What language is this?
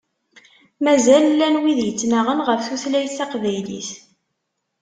Kabyle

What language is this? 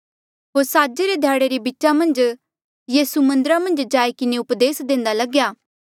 Mandeali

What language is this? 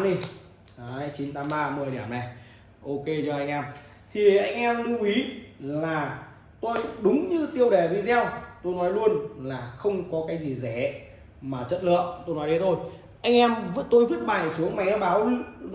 Vietnamese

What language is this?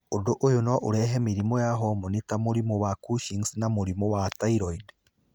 Kikuyu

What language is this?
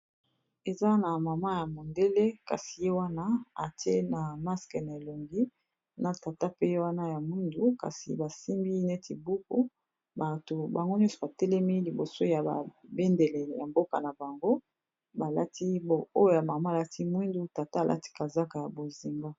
Lingala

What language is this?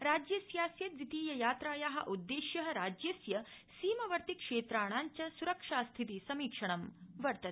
Sanskrit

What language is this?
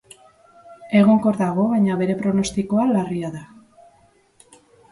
Basque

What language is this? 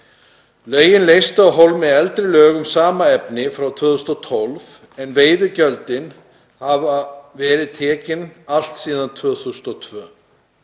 Icelandic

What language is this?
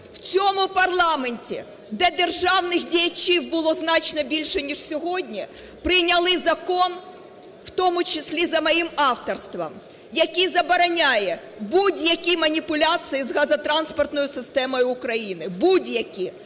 Ukrainian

